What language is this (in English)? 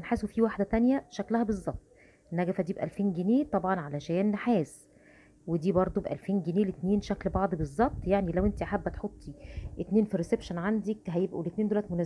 Arabic